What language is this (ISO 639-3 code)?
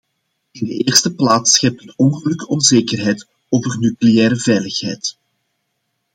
nld